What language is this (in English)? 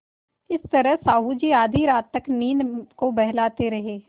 Hindi